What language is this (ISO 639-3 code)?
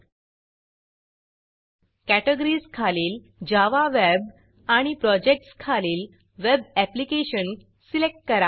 mar